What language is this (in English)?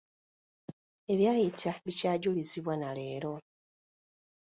Ganda